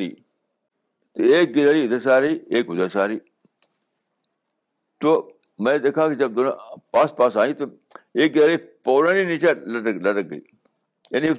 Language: Urdu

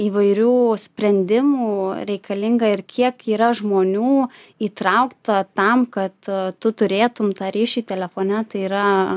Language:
Lithuanian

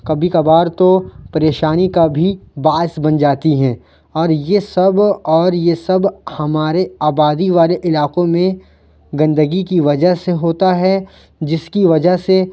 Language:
Urdu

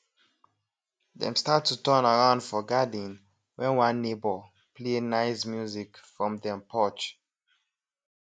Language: Nigerian Pidgin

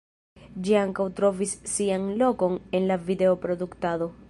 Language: Esperanto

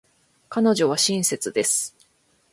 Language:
Japanese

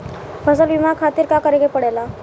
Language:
Bhojpuri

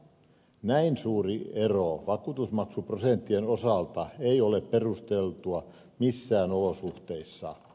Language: Finnish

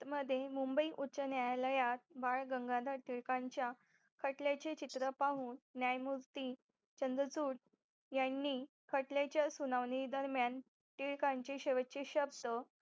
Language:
Marathi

